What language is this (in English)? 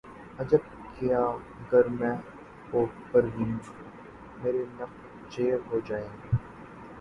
Urdu